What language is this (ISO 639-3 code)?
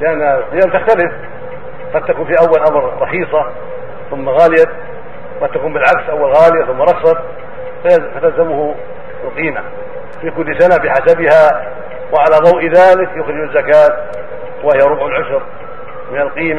ara